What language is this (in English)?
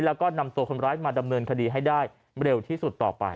Thai